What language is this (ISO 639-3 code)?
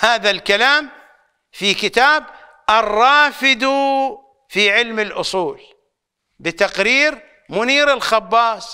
ara